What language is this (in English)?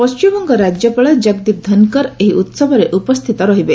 Odia